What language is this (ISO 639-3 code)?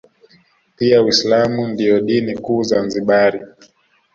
swa